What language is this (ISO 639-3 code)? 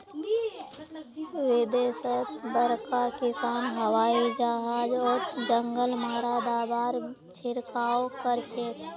mag